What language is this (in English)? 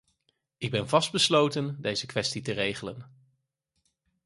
Dutch